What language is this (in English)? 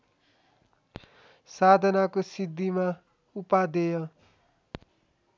Nepali